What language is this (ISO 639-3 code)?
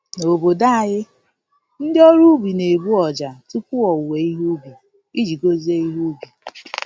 ibo